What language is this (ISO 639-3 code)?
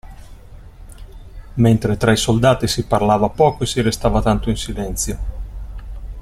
ita